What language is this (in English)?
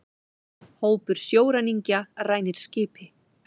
Icelandic